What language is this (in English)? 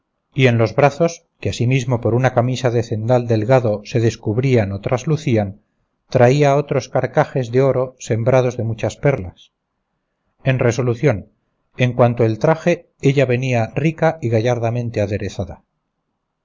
Spanish